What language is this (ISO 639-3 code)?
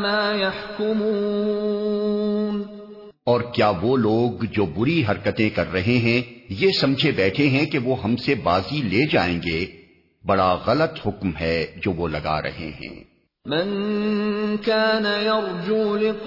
urd